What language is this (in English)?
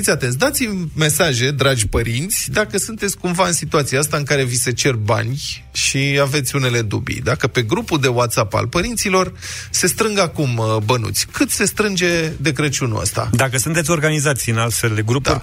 Romanian